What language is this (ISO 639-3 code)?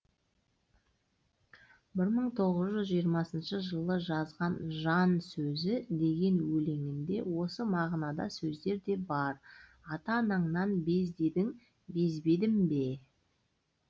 kaz